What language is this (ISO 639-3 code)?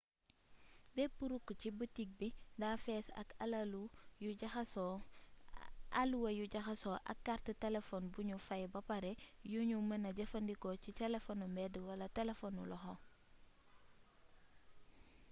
wol